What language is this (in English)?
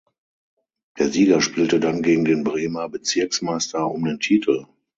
German